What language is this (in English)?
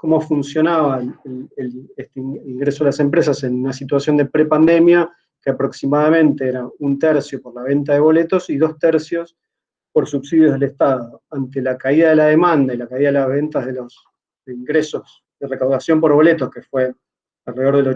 Spanish